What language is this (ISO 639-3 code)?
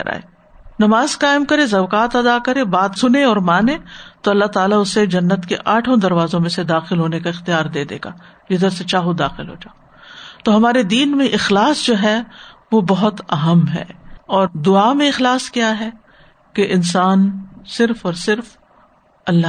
urd